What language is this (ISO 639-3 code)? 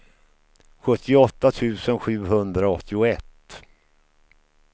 swe